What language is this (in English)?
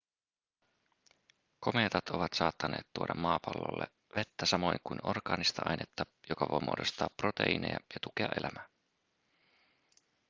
Finnish